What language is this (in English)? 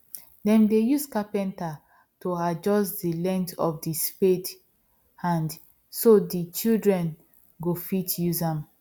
Nigerian Pidgin